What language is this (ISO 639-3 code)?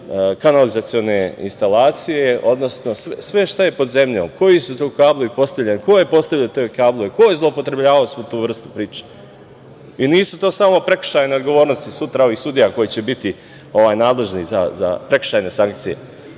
srp